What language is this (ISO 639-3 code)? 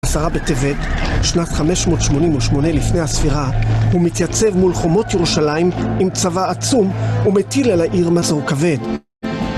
heb